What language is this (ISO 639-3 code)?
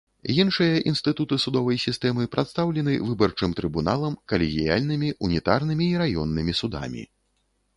bel